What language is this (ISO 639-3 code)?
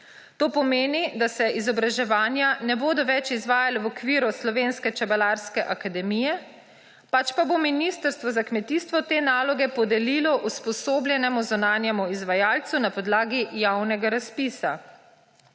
slv